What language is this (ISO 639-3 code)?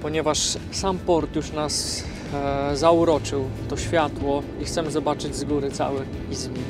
pol